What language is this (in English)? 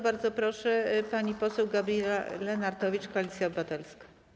Polish